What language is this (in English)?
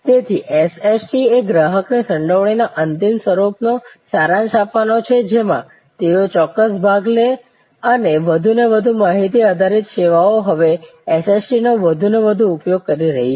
Gujarati